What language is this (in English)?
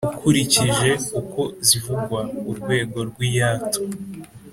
Kinyarwanda